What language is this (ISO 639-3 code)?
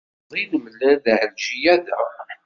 kab